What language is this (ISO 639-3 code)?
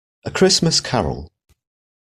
eng